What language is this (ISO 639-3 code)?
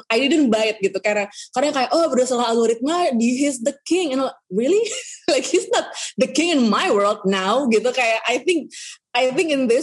ind